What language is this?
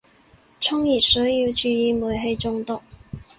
Cantonese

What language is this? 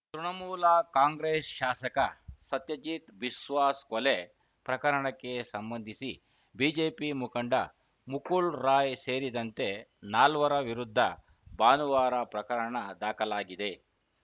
Kannada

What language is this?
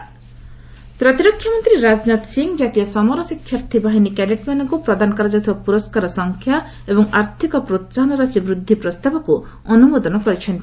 Odia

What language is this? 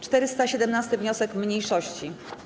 Polish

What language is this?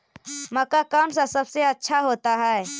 Magahi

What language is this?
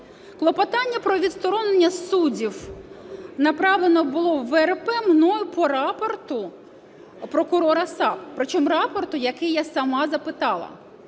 Ukrainian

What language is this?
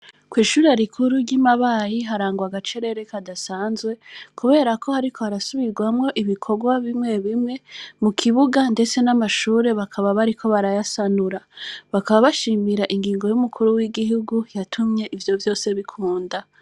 Rundi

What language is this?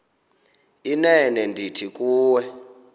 Xhosa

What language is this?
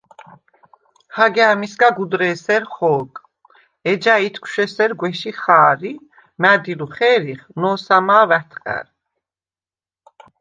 Svan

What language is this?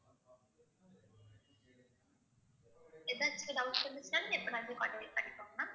Tamil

